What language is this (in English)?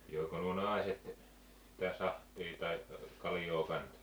Finnish